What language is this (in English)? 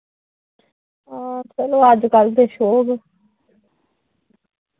Dogri